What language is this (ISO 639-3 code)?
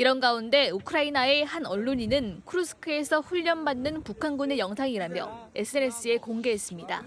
kor